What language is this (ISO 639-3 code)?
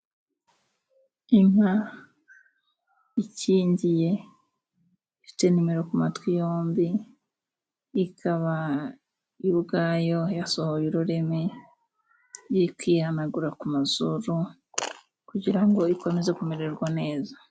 kin